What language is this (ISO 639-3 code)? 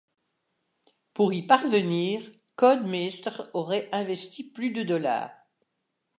fra